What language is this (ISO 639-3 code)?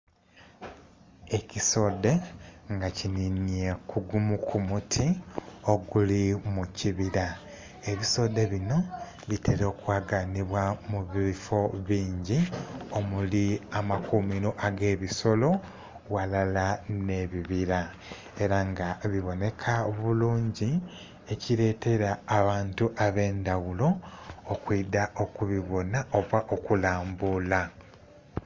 xog